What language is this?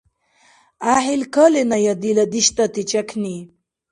Dargwa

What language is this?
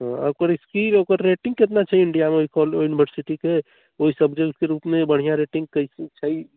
Maithili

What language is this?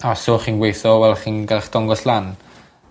Welsh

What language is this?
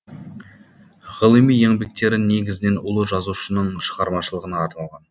Kazakh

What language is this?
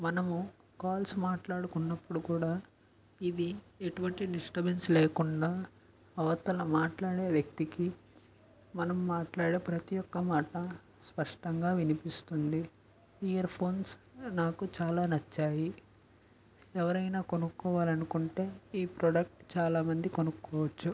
Telugu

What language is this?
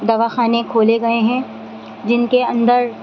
Urdu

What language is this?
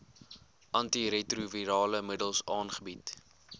Afrikaans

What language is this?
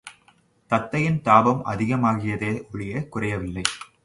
Tamil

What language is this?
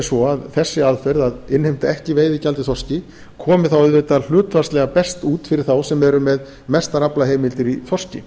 Icelandic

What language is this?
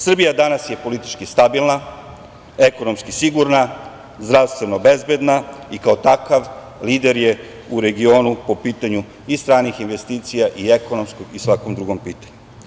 Serbian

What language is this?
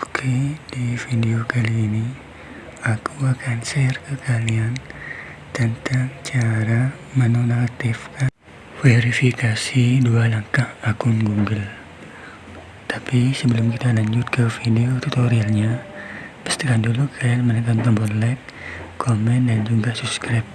Indonesian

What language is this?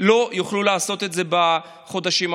Hebrew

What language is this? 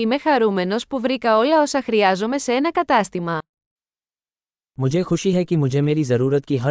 Greek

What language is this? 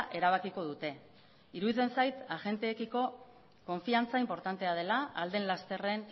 Basque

